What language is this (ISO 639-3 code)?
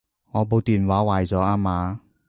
yue